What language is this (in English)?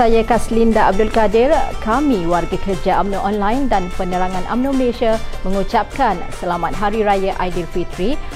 Malay